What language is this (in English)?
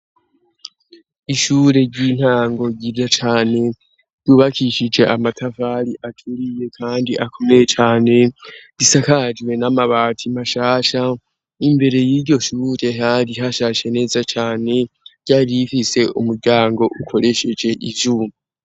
Rundi